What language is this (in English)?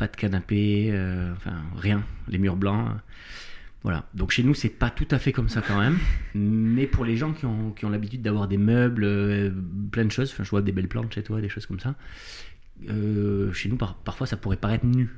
French